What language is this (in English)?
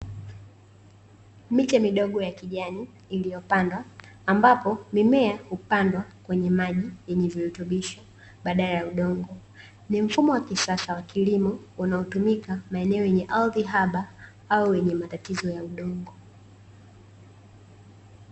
Swahili